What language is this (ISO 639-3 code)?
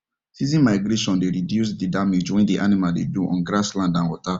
pcm